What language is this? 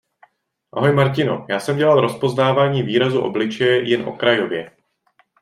Czech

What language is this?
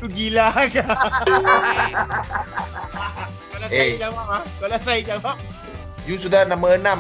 Malay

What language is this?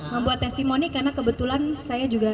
Indonesian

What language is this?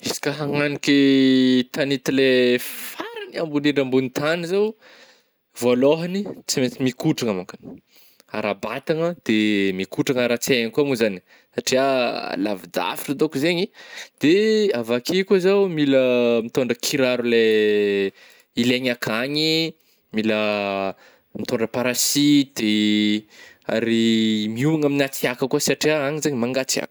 Northern Betsimisaraka Malagasy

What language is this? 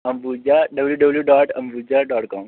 Dogri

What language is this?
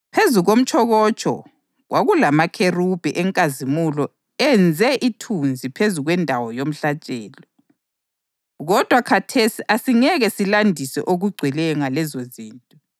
North Ndebele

